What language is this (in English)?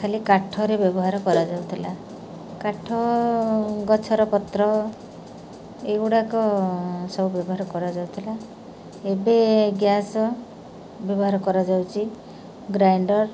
Odia